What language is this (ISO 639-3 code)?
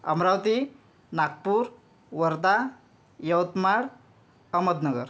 mar